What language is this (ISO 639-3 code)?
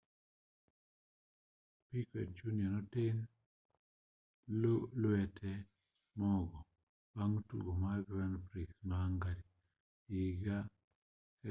luo